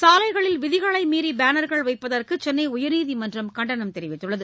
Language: Tamil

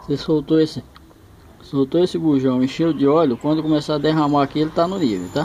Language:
Portuguese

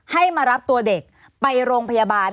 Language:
Thai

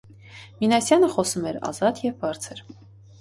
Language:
Armenian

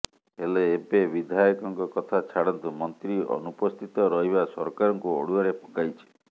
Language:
Odia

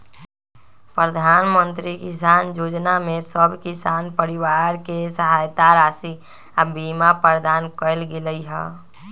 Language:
Magahi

